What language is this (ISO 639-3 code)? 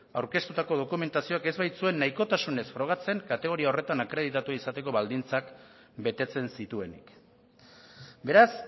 eus